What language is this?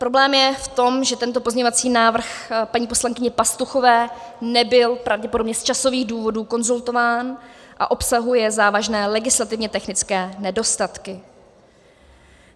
Czech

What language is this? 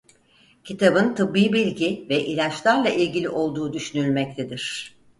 Turkish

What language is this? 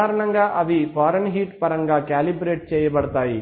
Telugu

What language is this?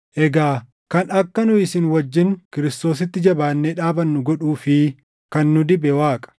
Oromo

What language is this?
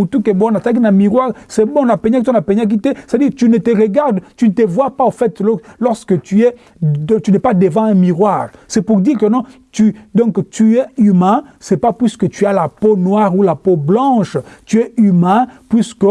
French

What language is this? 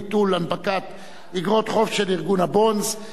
Hebrew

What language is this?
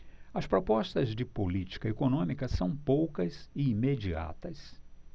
Portuguese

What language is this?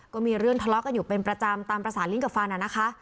Thai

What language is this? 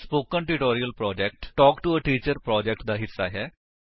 Punjabi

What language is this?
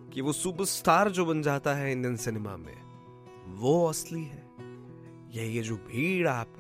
Hindi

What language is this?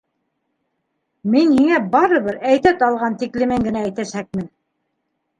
Bashkir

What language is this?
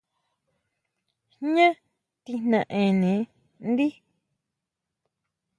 Huautla Mazatec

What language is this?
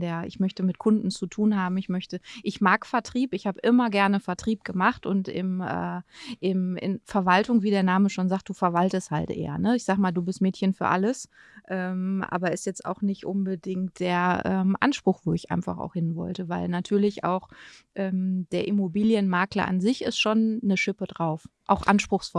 German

